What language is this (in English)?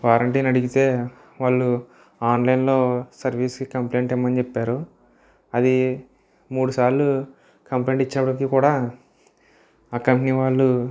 Telugu